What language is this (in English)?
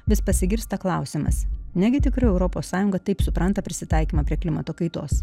Lithuanian